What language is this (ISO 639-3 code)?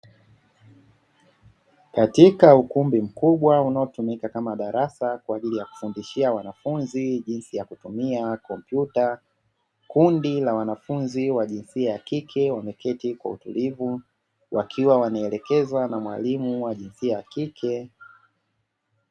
swa